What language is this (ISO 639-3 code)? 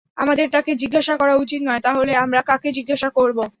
ben